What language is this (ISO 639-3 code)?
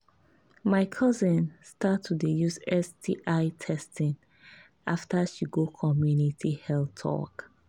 pcm